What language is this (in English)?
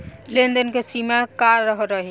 Bhojpuri